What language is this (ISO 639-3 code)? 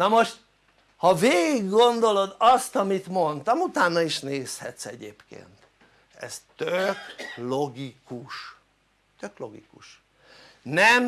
hun